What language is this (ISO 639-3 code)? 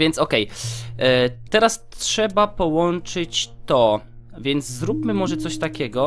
pol